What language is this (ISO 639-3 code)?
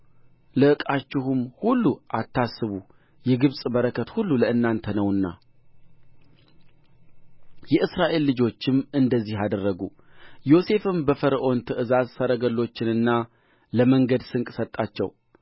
amh